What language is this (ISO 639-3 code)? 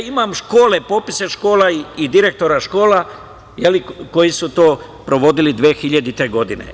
srp